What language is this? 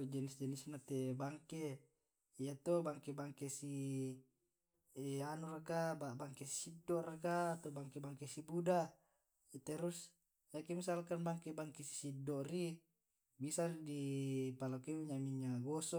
Tae'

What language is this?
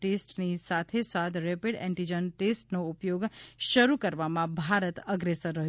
Gujarati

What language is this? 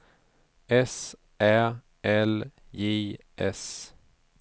Swedish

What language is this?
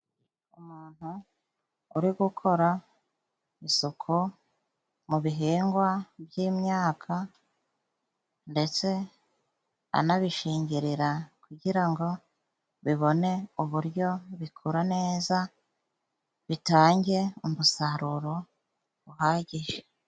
Kinyarwanda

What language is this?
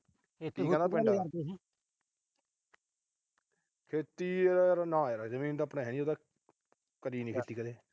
Punjabi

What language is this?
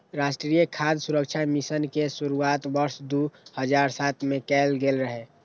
Maithili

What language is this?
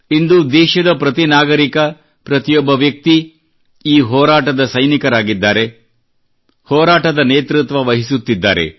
Kannada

